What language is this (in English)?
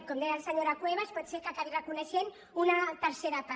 Catalan